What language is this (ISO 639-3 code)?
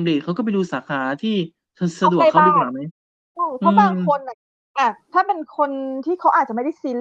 tha